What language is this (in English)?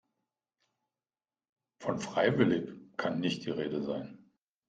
German